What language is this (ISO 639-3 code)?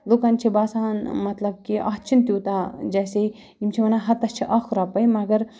kas